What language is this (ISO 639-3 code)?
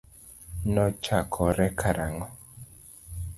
luo